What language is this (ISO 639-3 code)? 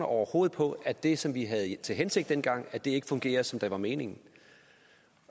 dan